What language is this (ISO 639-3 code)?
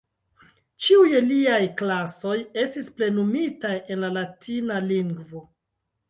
epo